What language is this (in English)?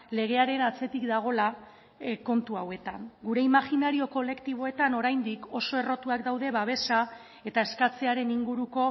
Basque